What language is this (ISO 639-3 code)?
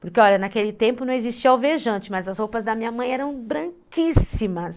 por